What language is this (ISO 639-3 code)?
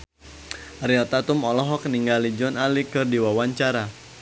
sun